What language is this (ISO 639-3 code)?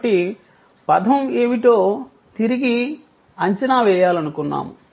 tel